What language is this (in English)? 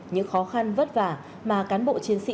Vietnamese